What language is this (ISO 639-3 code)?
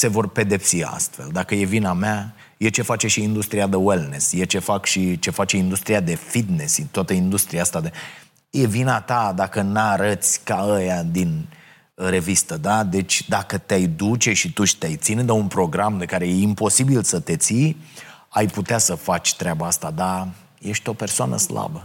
ron